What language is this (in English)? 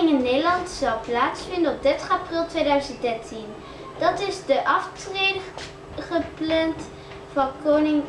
Dutch